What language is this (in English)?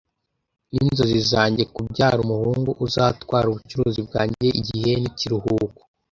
Kinyarwanda